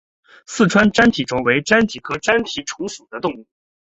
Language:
Chinese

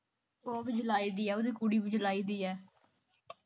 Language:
Punjabi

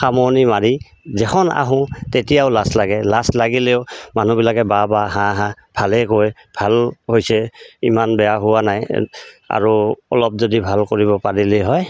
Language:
Assamese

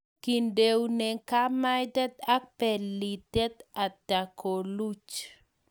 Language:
Kalenjin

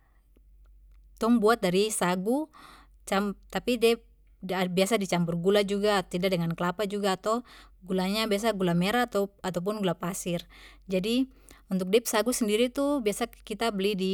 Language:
Papuan Malay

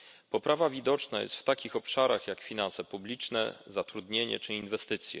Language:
Polish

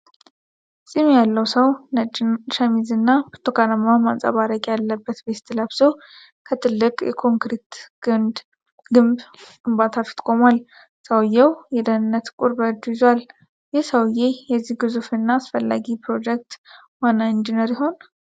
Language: Amharic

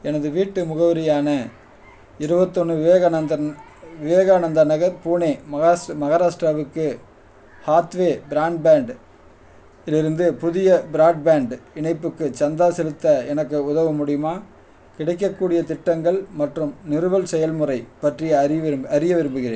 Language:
Tamil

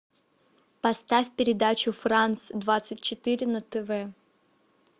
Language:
Russian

